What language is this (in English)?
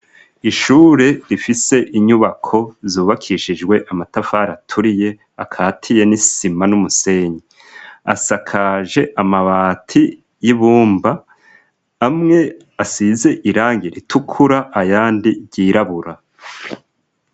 Rundi